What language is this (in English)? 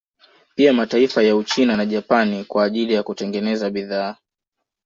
Swahili